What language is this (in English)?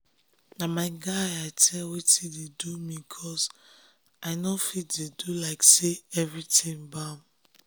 Nigerian Pidgin